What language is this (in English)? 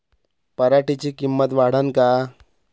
Marathi